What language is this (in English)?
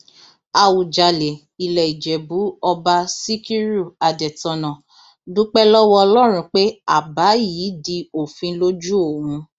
Yoruba